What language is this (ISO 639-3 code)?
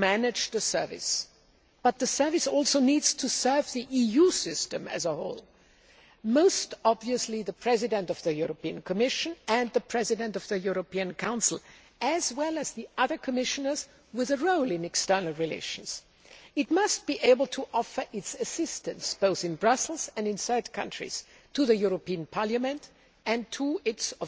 eng